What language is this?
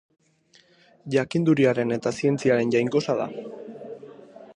Basque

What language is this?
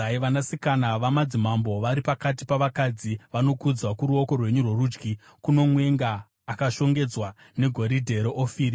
Shona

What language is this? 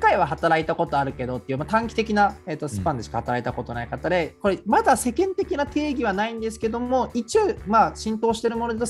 Japanese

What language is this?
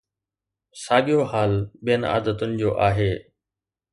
Sindhi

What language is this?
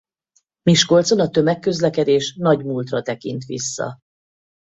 Hungarian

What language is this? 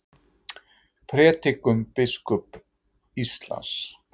Icelandic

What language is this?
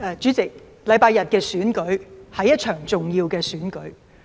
Cantonese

